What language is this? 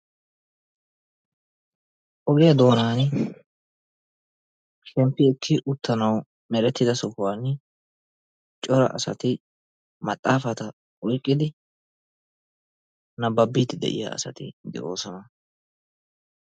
Wolaytta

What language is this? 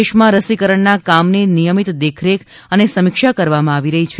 Gujarati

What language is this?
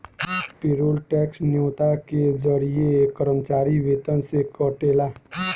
Bhojpuri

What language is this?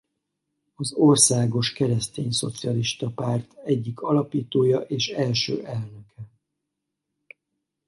Hungarian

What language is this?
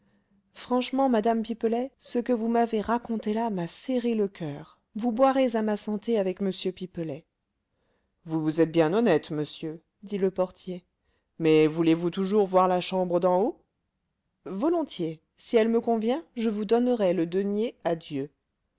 French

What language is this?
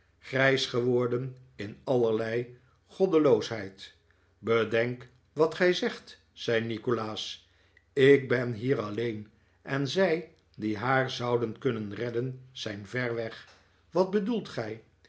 Dutch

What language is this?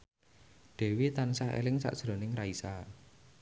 Javanese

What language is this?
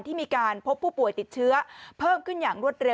Thai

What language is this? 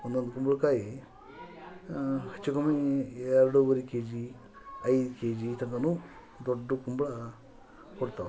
Kannada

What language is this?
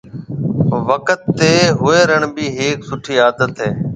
Marwari (Pakistan)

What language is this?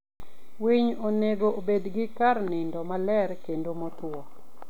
Luo (Kenya and Tanzania)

